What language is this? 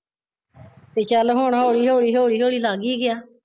Punjabi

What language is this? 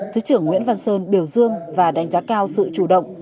Vietnamese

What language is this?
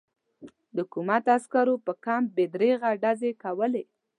Pashto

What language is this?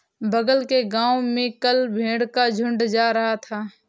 Hindi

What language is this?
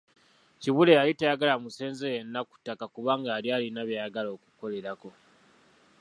Ganda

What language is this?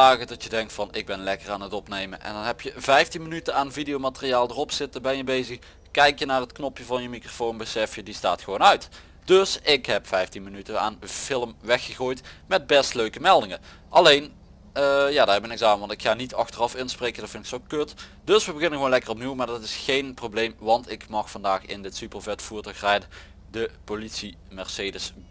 Dutch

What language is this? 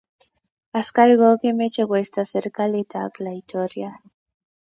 Kalenjin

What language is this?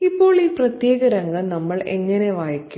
Malayalam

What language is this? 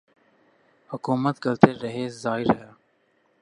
Urdu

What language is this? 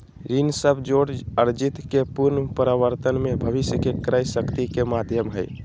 Magahi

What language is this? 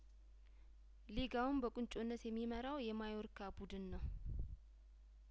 Amharic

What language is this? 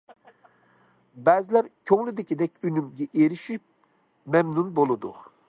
Uyghur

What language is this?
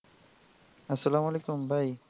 Bangla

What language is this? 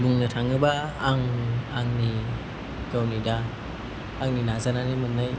Bodo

